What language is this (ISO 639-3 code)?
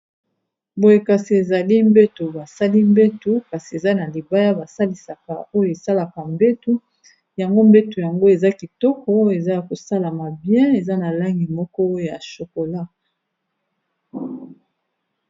lin